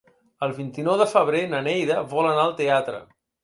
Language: Catalan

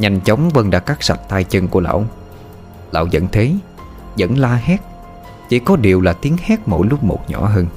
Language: Vietnamese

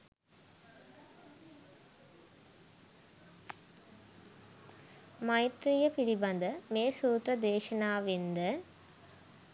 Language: Sinhala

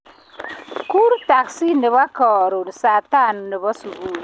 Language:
Kalenjin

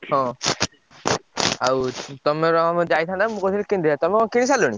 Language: Odia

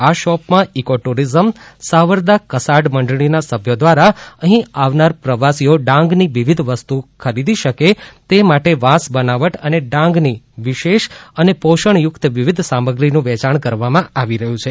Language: Gujarati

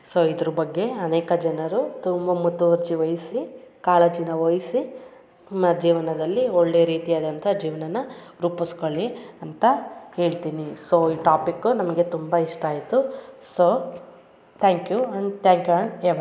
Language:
Kannada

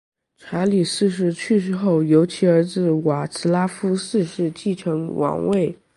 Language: Chinese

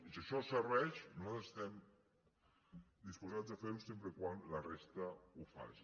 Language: Catalan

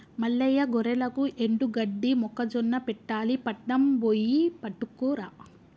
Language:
Telugu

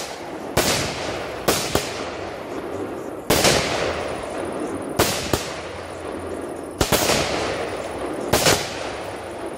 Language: Polish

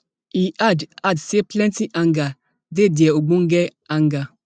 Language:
Nigerian Pidgin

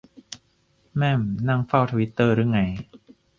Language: Thai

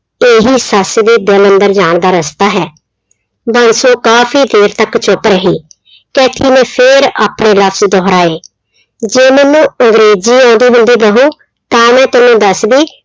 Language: Punjabi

